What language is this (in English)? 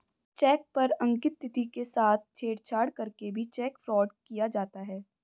Hindi